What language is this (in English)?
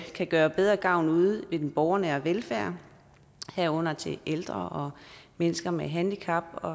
Danish